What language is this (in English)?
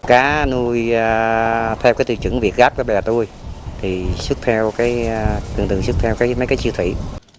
Vietnamese